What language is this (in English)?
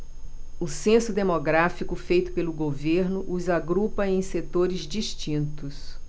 Portuguese